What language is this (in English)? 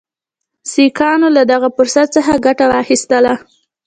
Pashto